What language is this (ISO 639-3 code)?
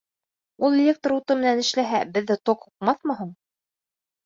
bak